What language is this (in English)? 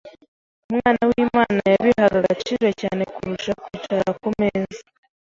Kinyarwanda